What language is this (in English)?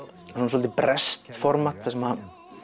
Icelandic